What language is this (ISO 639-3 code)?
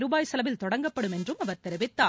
tam